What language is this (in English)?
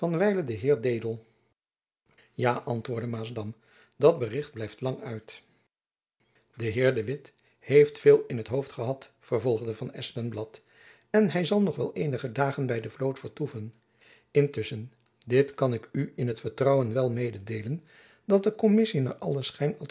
Dutch